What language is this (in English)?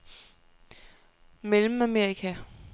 Danish